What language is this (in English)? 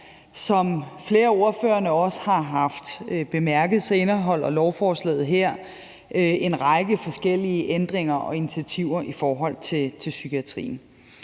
Danish